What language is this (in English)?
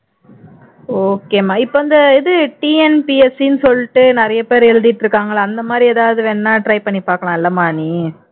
Tamil